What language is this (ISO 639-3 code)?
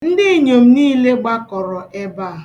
ibo